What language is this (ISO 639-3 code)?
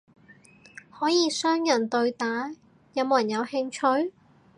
yue